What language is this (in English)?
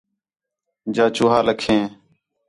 Khetrani